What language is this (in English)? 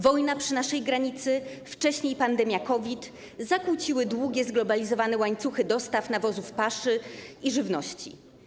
Polish